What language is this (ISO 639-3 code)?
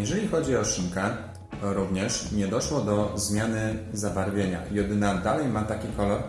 pol